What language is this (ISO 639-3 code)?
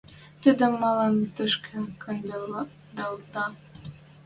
mrj